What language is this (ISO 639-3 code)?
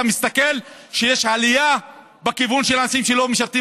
heb